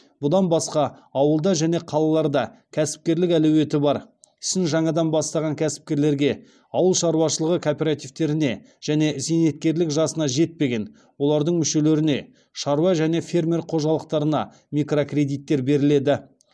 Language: Kazakh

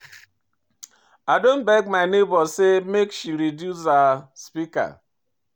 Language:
Nigerian Pidgin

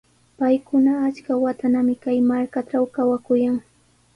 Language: Sihuas Ancash Quechua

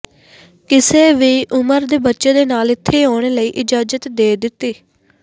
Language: Punjabi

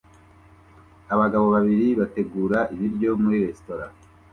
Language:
Kinyarwanda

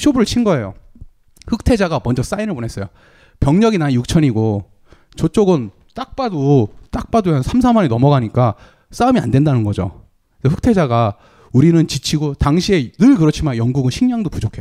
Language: Korean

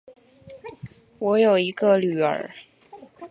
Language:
Chinese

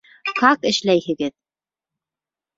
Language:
Bashkir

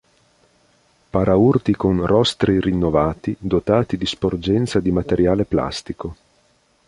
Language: Italian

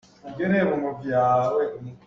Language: Hakha Chin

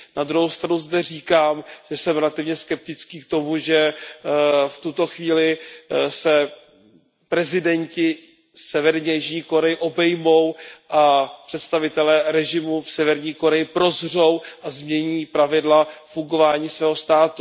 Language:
Czech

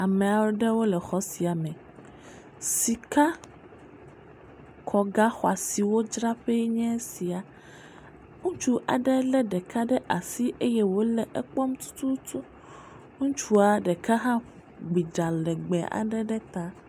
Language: Ewe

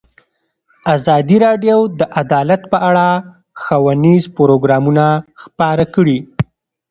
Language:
Pashto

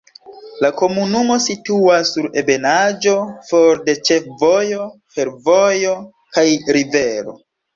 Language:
Esperanto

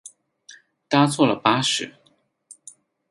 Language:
Chinese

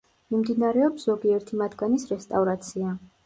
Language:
Georgian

